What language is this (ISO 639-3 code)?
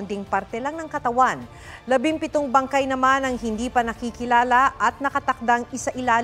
fil